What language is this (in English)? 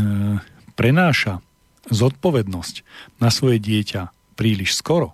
Slovak